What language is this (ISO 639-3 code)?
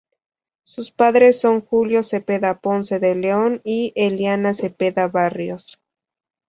spa